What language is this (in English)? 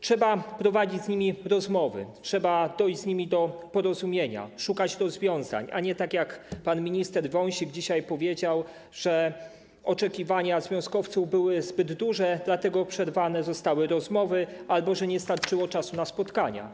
Polish